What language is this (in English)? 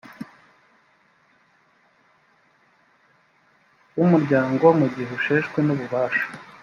Kinyarwanda